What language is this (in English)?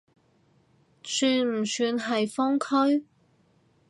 Cantonese